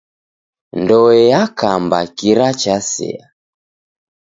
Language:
Taita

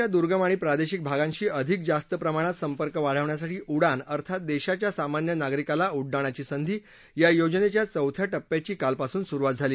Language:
Marathi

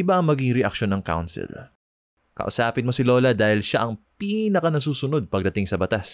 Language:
Filipino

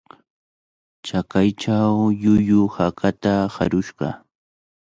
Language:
Cajatambo North Lima Quechua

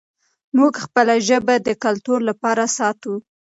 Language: Pashto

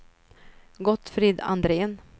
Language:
Swedish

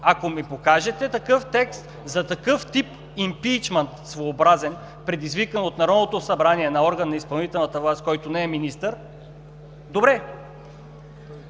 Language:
Bulgarian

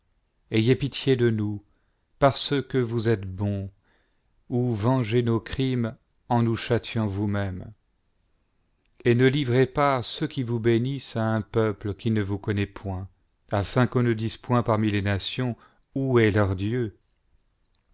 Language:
French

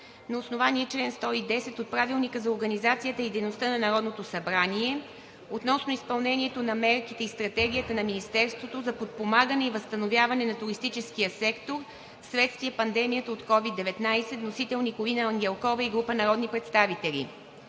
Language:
Bulgarian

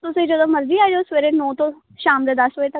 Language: Punjabi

